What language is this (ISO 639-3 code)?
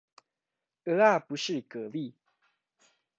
zho